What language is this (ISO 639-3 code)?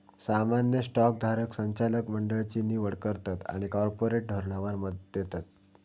mar